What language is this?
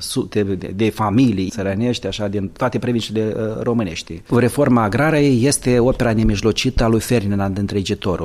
Romanian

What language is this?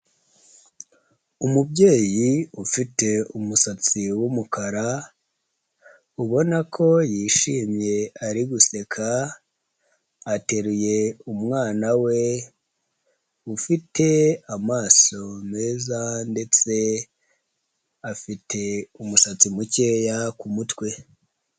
Kinyarwanda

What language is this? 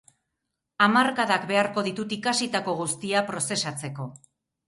Basque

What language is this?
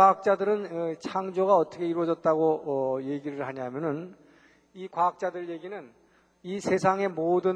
Korean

